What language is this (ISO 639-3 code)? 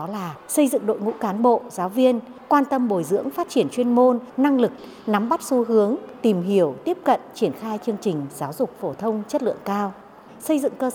vie